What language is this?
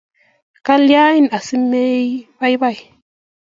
Kalenjin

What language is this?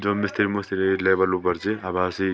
Garhwali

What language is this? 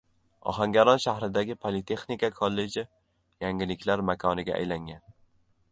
Uzbek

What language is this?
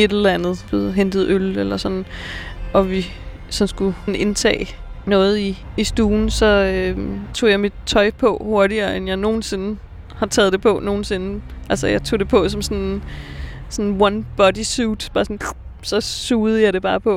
Danish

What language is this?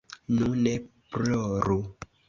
Esperanto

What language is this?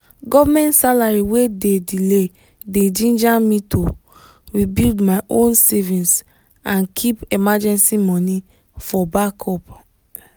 Nigerian Pidgin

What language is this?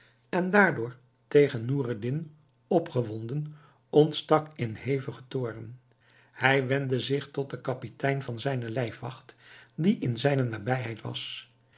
Dutch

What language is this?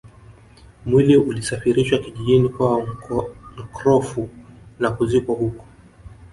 Swahili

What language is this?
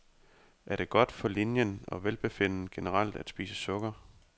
Danish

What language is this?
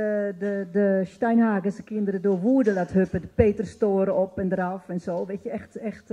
Dutch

